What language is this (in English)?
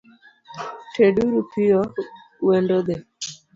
Luo (Kenya and Tanzania)